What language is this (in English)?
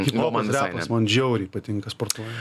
Lithuanian